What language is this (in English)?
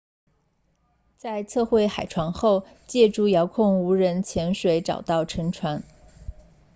Chinese